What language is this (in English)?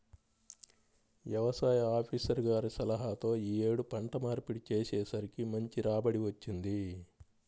Telugu